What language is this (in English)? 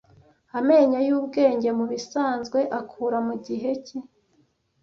Kinyarwanda